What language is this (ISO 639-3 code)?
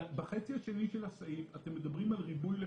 heb